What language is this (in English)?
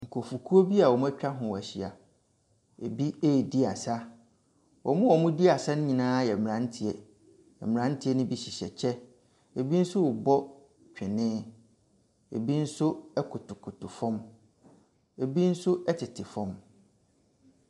Akan